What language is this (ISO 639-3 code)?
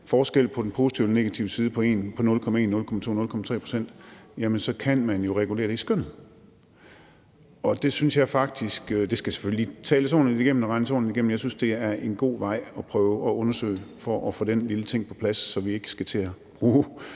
dan